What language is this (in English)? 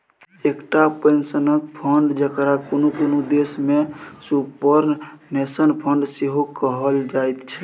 Maithili